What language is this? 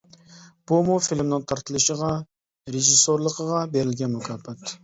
Uyghur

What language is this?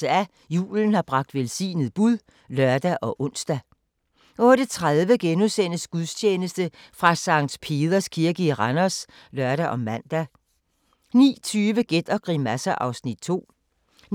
Danish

